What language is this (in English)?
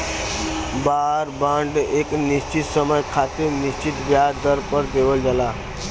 Bhojpuri